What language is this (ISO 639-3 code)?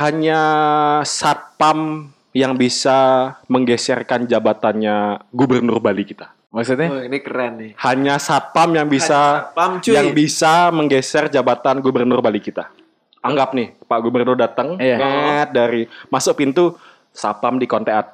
ind